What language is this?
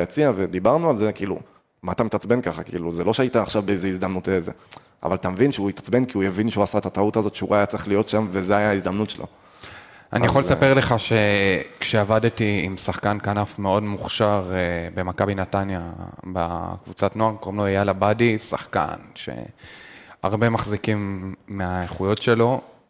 Hebrew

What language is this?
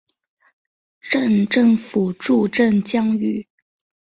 Chinese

